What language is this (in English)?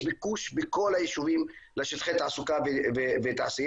Hebrew